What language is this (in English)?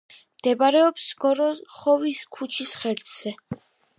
Georgian